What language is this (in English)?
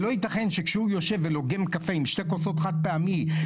Hebrew